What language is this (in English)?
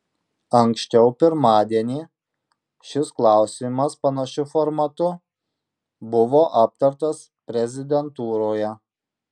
Lithuanian